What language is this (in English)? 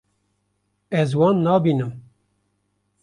Kurdish